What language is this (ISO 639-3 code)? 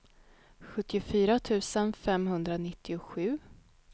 swe